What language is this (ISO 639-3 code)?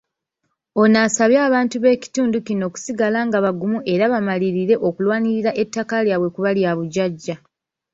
lug